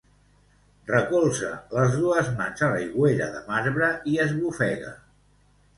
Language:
Catalan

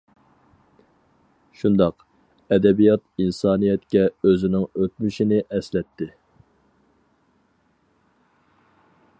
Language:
Uyghur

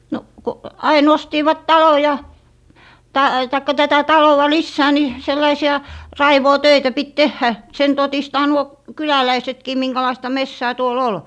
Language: Finnish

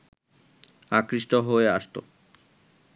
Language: Bangla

